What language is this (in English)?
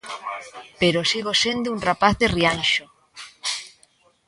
Galician